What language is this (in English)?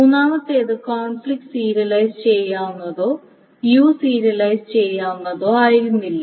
Malayalam